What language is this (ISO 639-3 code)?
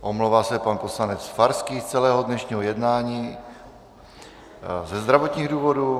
ces